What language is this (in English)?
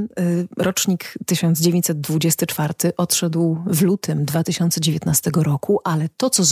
Polish